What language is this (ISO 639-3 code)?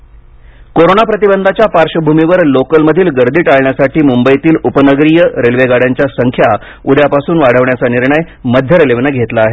mar